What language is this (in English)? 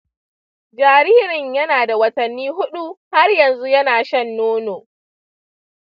Hausa